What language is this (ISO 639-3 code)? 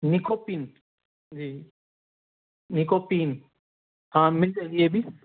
urd